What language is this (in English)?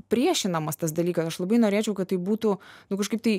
Lithuanian